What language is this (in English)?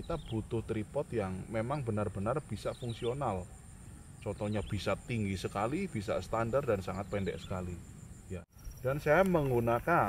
Indonesian